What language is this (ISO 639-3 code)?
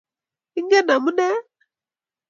kln